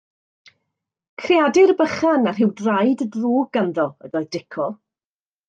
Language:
Welsh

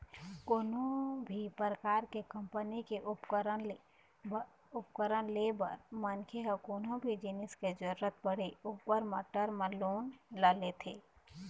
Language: Chhattisgarhi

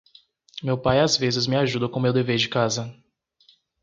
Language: Portuguese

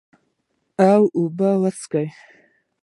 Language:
Pashto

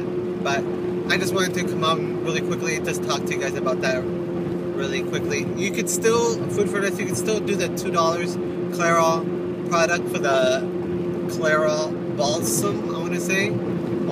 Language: English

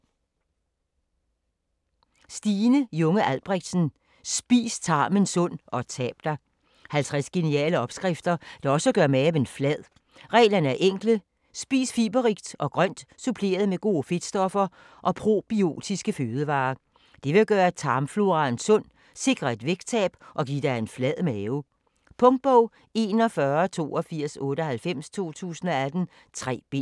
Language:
Danish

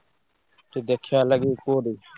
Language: Odia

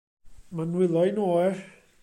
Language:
Welsh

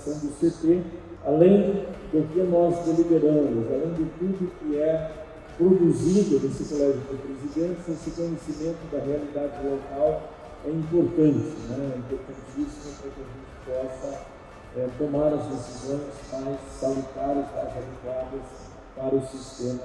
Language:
Portuguese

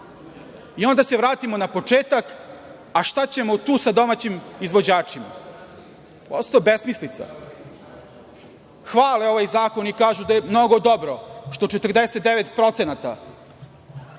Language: Serbian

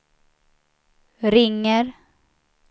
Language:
Swedish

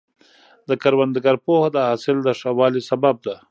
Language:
Pashto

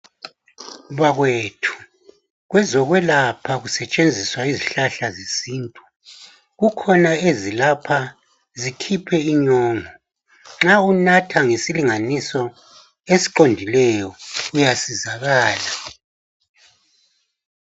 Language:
North Ndebele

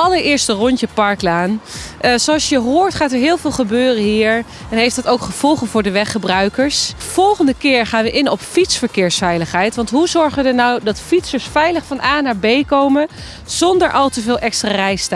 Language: Dutch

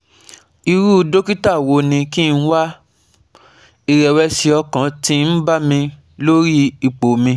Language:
Yoruba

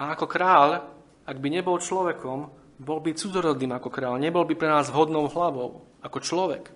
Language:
Slovak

